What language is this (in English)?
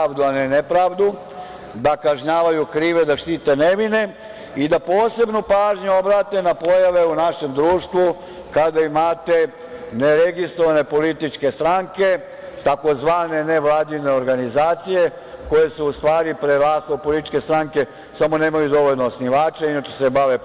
Serbian